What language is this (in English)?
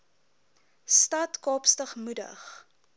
Afrikaans